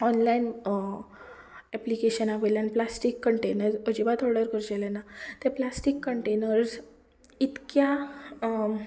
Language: Konkani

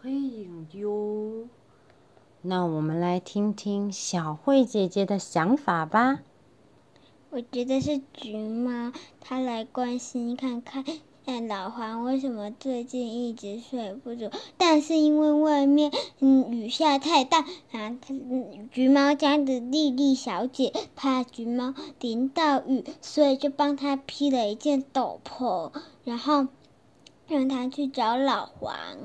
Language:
Chinese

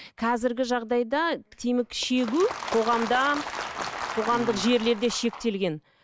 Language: Kazakh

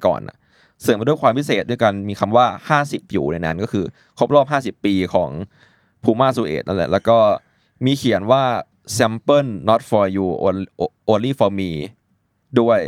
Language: Thai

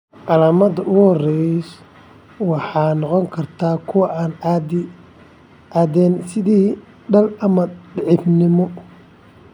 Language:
Somali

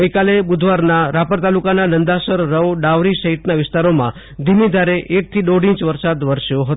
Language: Gujarati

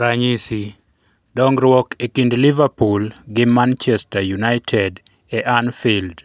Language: Luo (Kenya and Tanzania)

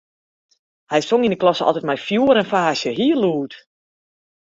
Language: Western Frisian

